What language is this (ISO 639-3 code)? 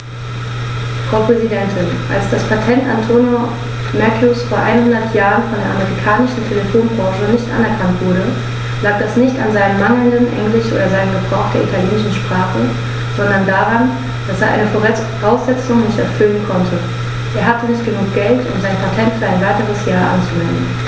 deu